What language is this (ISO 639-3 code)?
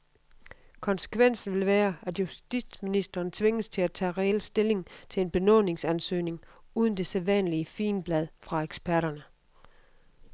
dan